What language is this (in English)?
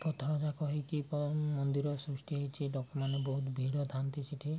Odia